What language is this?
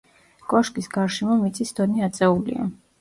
Georgian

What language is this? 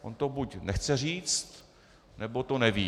Czech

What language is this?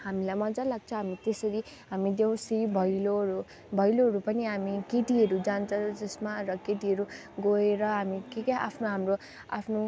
Nepali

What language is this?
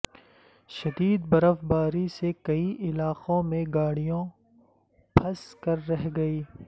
Urdu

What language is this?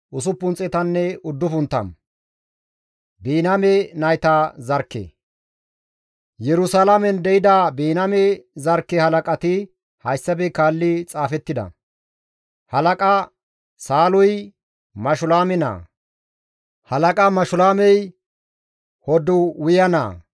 Gamo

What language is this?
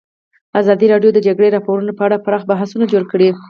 Pashto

